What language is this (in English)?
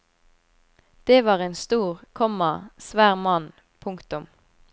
Norwegian